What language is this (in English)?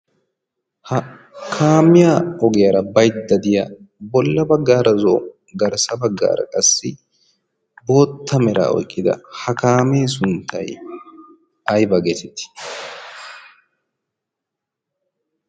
Wolaytta